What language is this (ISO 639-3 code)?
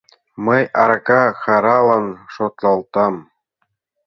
chm